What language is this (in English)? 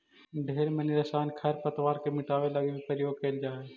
Magahi